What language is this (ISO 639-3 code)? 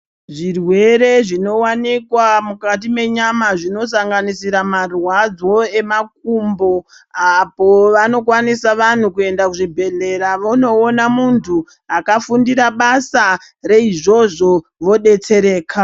ndc